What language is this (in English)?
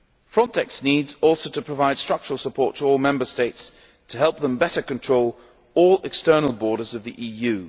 English